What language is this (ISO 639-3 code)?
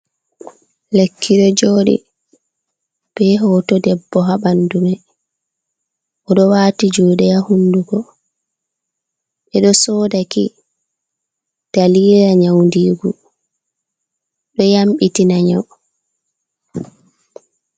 ful